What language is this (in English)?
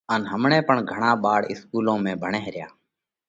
Parkari Koli